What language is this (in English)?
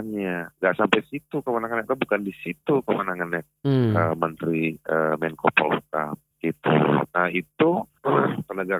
Indonesian